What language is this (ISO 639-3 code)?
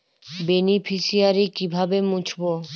ben